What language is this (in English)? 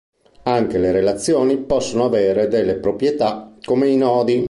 Italian